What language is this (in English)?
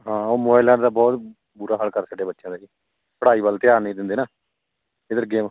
Punjabi